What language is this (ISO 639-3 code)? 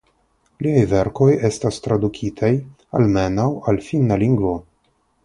epo